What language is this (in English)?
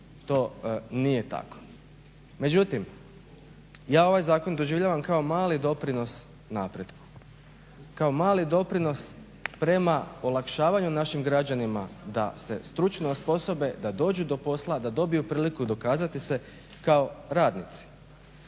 Croatian